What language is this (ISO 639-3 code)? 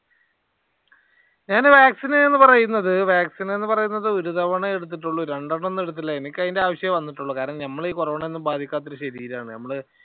mal